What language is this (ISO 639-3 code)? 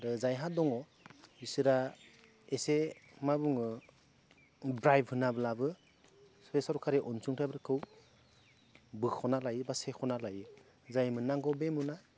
brx